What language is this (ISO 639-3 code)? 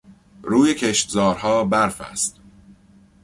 fas